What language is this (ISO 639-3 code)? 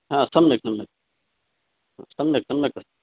san